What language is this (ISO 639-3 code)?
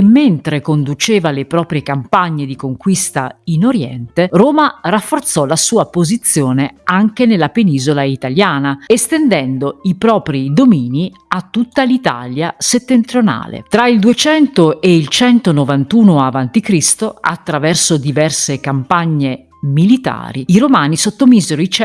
ita